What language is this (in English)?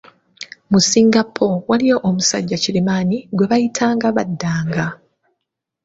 Ganda